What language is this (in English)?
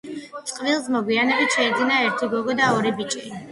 Georgian